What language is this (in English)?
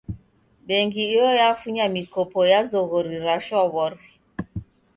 Taita